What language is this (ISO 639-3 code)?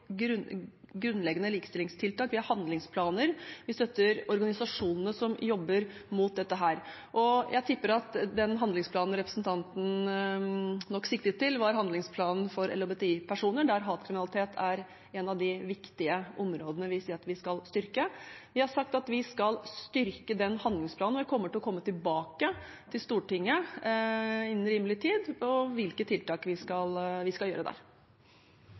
nor